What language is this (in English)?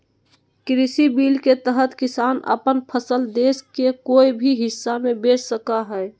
Magahi